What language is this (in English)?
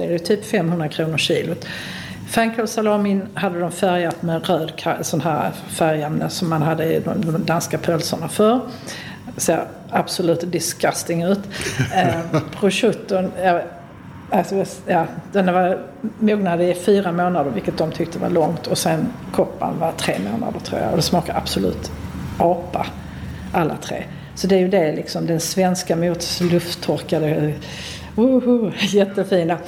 Swedish